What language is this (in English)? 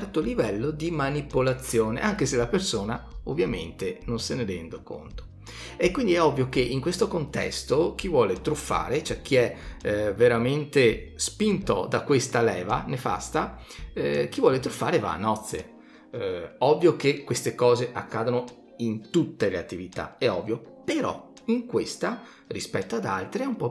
Italian